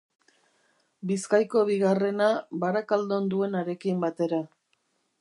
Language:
Basque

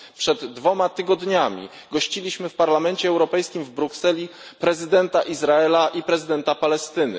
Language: Polish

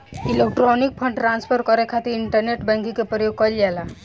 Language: Bhojpuri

